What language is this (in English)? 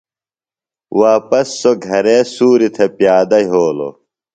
Phalura